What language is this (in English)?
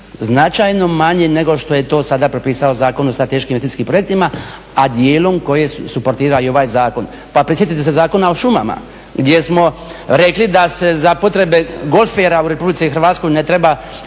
Croatian